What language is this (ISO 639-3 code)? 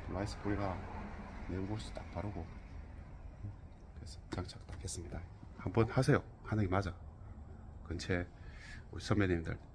kor